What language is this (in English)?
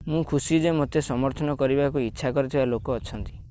Odia